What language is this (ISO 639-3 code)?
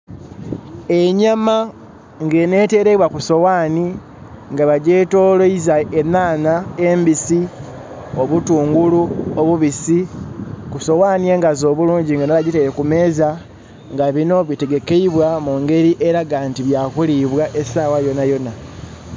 xog